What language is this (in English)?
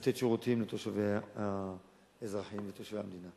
Hebrew